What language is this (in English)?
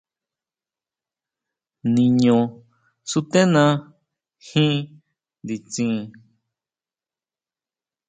Huautla Mazatec